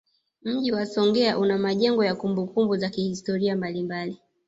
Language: Swahili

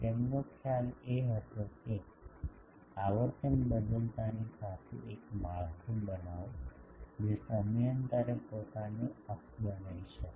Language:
Gujarati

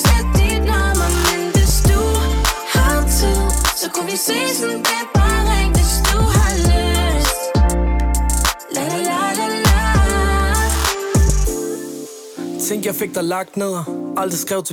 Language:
Danish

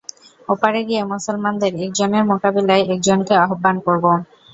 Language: Bangla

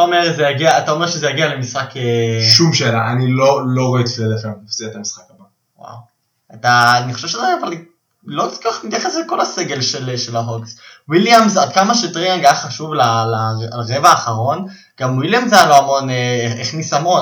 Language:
Hebrew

